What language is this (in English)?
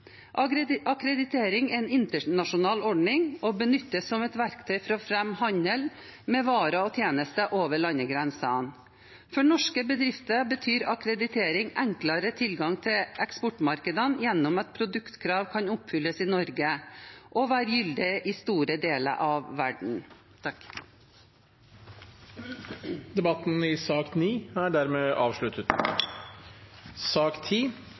Norwegian Bokmål